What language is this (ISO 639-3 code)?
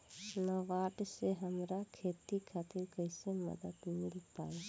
bho